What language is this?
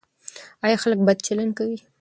Pashto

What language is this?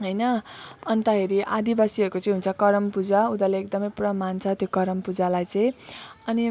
Nepali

